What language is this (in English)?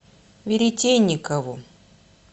Russian